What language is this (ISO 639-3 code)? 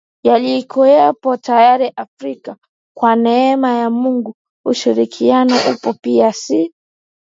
swa